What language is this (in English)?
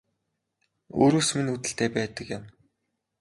Mongolian